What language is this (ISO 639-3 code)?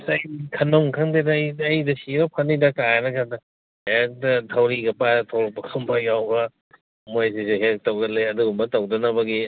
mni